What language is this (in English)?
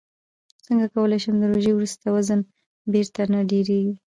Pashto